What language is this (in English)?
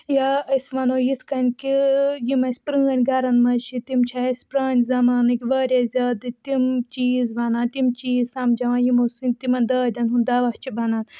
Kashmiri